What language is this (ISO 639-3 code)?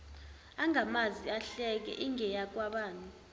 zul